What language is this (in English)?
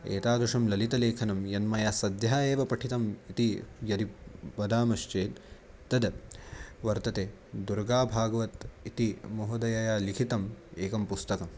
Sanskrit